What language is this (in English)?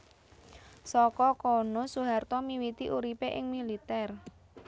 Javanese